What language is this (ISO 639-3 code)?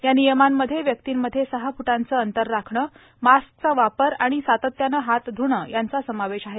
mar